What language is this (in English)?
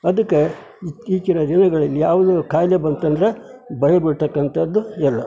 Kannada